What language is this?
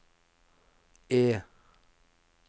Norwegian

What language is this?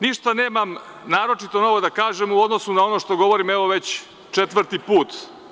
Serbian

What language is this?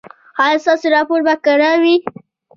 Pashto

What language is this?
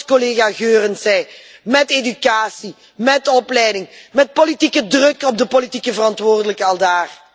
Dutch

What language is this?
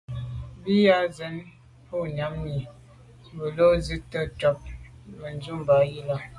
Medumba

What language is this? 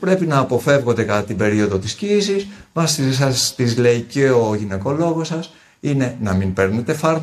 Greek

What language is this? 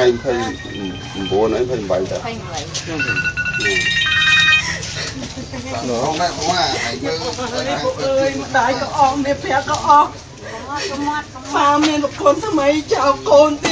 Vietnamese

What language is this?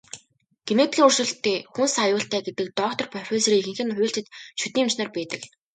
Mongolian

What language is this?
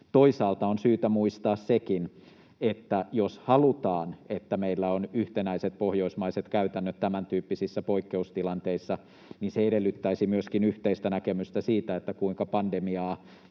Finnish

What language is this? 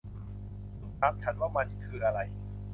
Thai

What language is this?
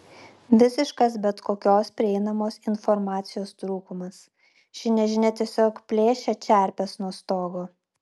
Lithuanian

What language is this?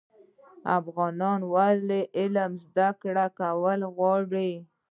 Pashto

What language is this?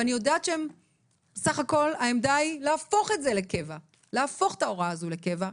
Hebrew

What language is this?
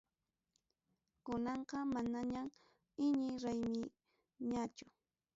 Ayacucho Quechua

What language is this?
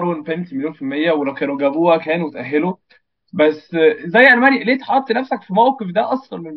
Arabic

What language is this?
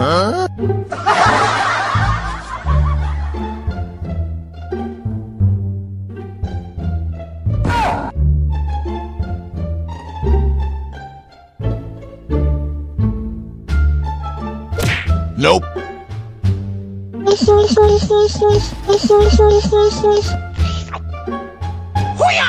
Indonesian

